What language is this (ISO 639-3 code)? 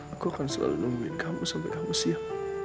ind